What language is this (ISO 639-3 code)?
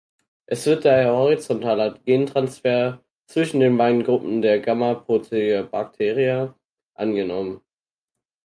deu